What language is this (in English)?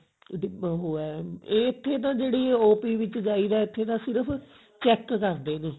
Punjabi